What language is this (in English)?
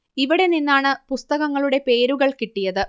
Malayalam